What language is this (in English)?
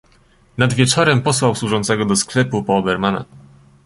Polish